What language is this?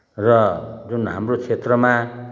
Nepali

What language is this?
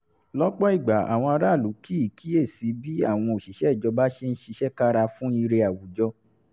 Yoruba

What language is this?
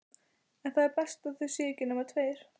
Icelandic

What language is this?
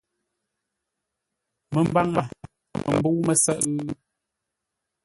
Ngombale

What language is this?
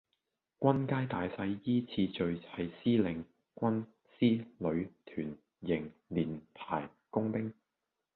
Cantonese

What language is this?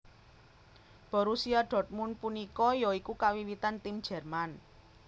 Javanese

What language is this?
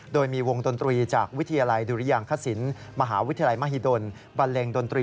Thai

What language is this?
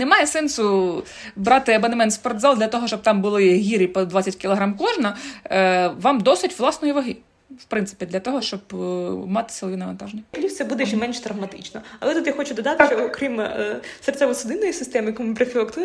Ukrainian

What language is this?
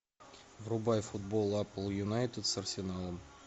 Russian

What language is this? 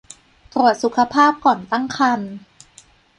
Thai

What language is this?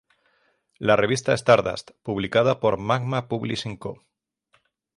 Spanish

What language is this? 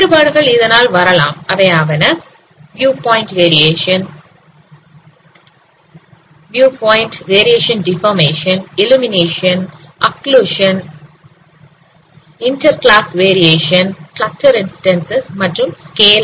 Tamil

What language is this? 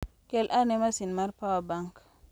Luo (Kenya and Tanzania)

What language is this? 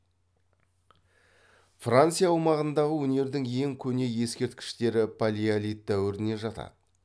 Kazakh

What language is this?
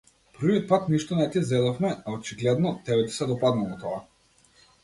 Macedonian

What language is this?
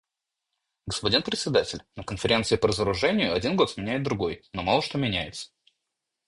Russian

